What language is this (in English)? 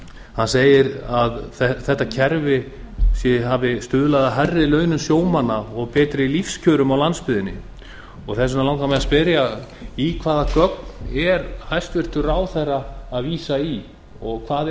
Icelandic